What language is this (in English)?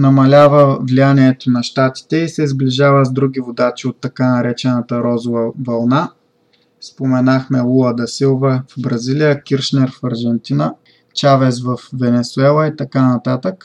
Bulgarian